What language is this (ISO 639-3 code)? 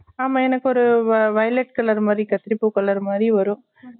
tam